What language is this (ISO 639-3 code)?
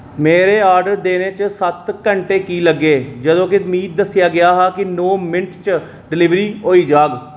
doi